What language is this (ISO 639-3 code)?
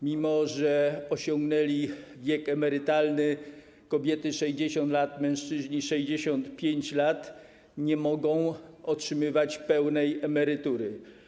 pol